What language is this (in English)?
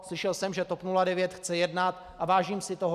Czech